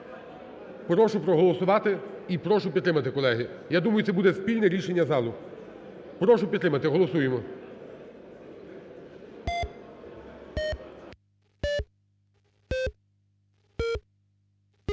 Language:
Ukrainian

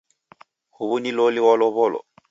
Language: Taita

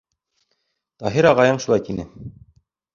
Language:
Bashkir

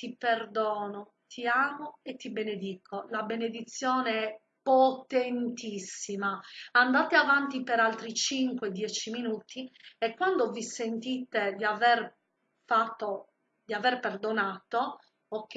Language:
Italian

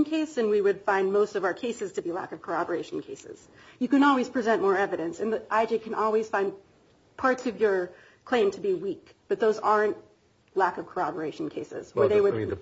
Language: English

